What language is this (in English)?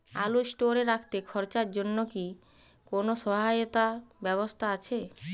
Bangla